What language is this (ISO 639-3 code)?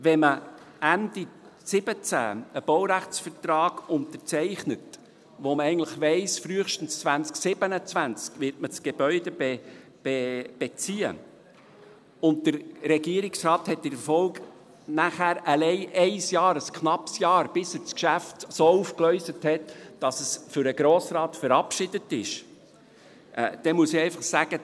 gsw